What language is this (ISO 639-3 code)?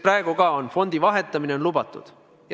est